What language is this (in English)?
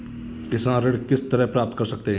Hindi